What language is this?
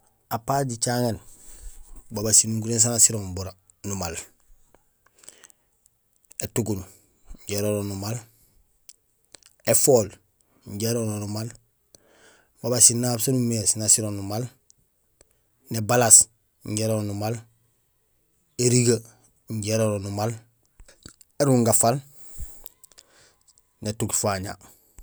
Gusilay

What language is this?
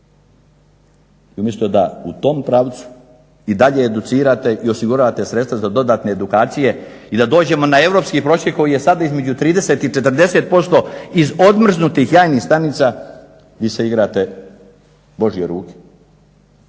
Croatian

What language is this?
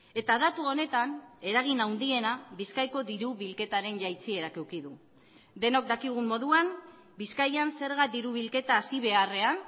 Basque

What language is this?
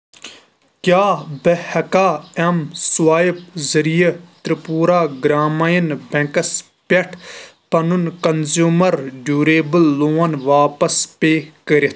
Kashmiri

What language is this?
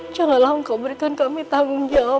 Indonesian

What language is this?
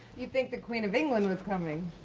English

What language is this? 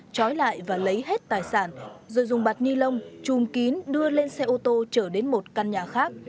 Vietnamese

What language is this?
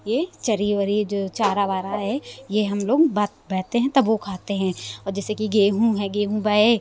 Hindi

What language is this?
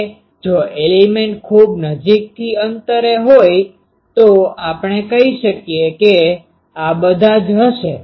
Gujarati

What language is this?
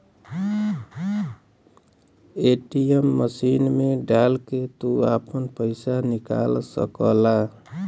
Bhojpuri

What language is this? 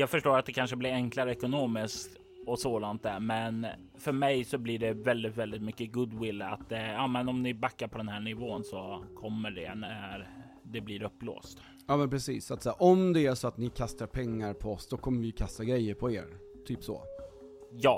Swedish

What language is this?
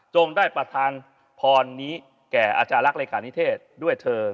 Thai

